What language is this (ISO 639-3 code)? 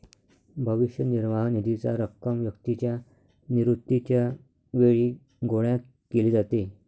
mar